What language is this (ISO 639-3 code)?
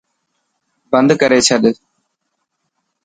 mki